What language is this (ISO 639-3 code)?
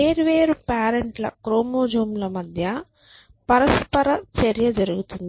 tel